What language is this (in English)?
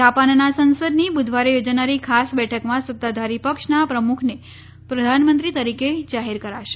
Gujarati